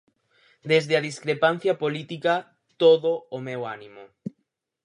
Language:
Galician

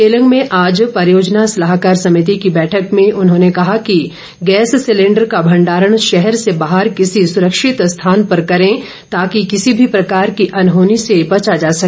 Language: Hindi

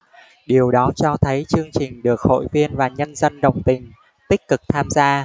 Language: Vietnamese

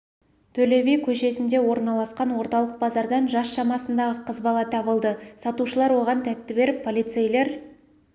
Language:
Kazakh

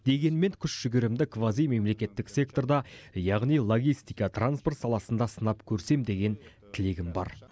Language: Kazakh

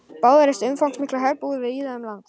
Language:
Icelandic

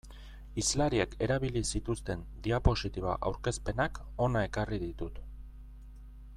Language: Basque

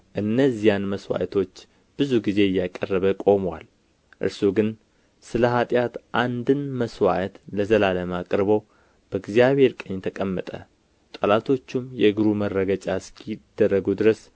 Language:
Amharic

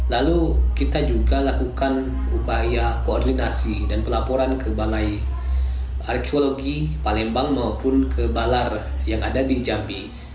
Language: Indonesian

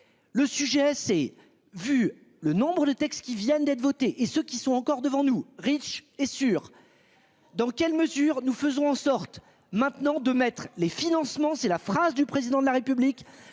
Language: French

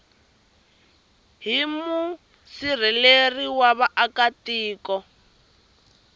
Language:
Tsonga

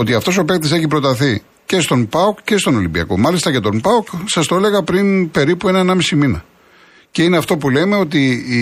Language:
Greek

